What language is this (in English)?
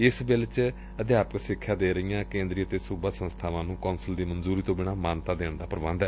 Punjabi